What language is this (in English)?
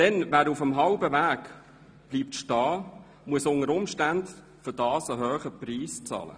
Swiss German